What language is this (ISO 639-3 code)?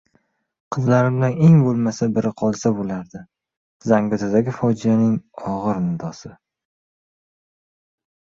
uzb